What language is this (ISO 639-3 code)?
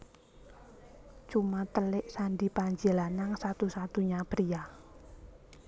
jav